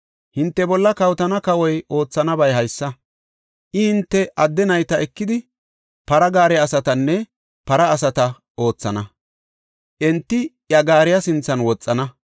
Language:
Gofa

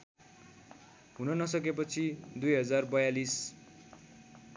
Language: Nepali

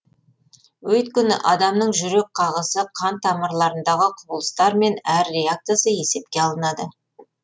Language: Kazakh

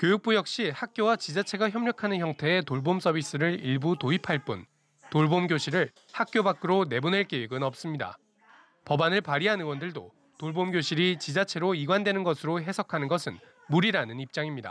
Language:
Korean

